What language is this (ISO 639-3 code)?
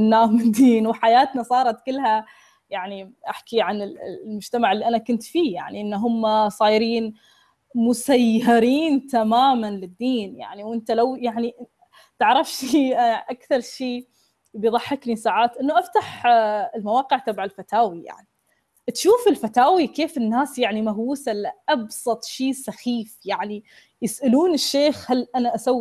ara